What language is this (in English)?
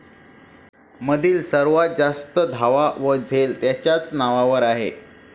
Marathi